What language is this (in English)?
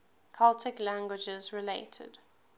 English